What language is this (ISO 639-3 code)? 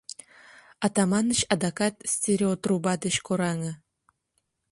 chm